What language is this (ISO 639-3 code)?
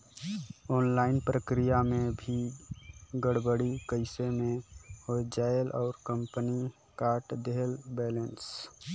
hne